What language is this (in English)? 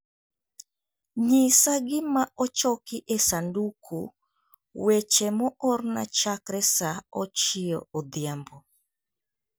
Luo (Kenya and Tanzania)